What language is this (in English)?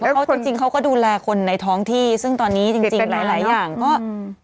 Thai